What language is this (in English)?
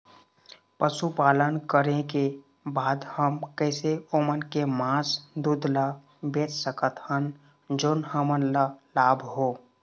Chhattisgarhi